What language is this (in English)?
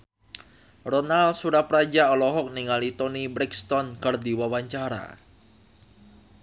Sundanese